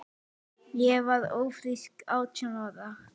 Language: Icelandic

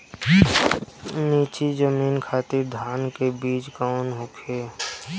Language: Bhojpuri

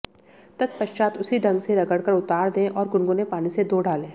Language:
Hindi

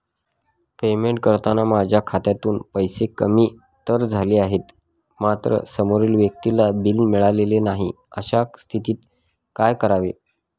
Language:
Marathi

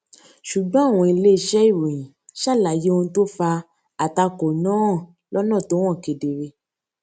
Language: Yoruba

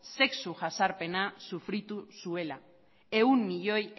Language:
Basque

